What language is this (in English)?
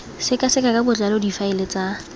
Tswana